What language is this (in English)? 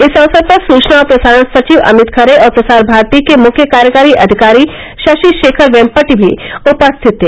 Hindi